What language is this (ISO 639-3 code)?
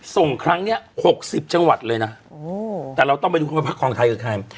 tha